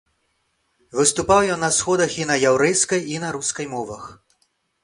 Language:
Belarusian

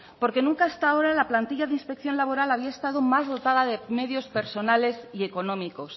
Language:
Spanish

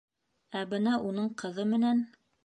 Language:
Bashkir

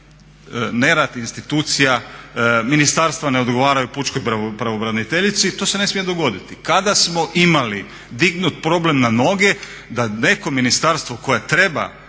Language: Croatian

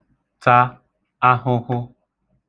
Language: Igbo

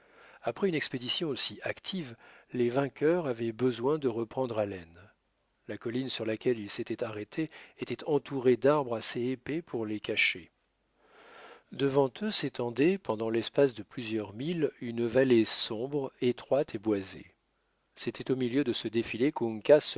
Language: French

